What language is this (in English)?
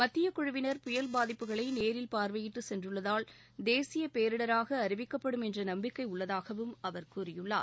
Tamil